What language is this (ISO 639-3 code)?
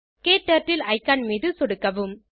tam